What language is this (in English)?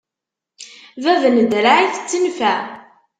Kabyle